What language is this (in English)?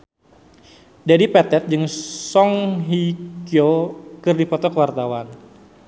Sundanese